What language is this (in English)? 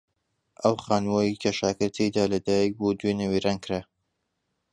Central Kurdish